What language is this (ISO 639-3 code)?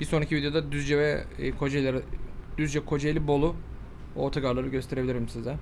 tur